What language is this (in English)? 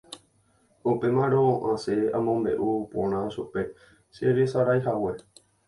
Guarani